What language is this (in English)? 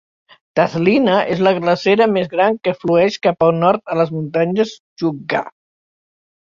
Catalan